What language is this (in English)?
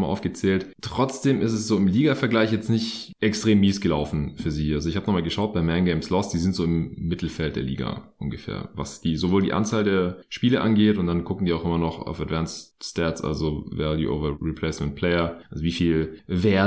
German